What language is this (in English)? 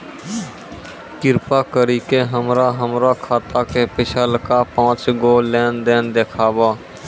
Maithili